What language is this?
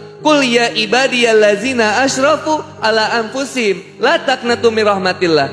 Indonesian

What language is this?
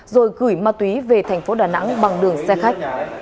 Vietnamese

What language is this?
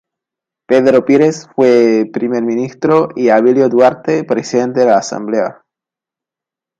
Spanish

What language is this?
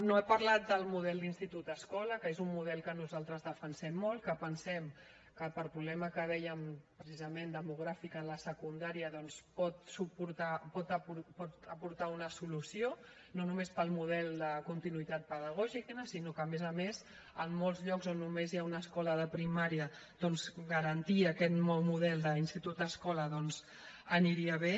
Catalan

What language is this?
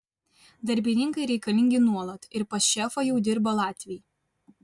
Lithuanian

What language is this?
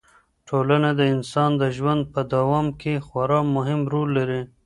Pashto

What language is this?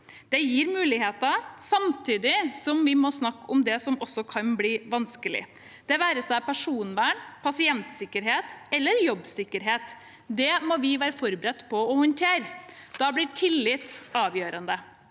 Norwegian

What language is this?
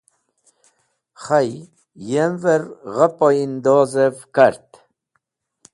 Wakhi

